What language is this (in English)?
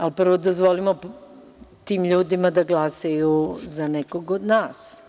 Serbian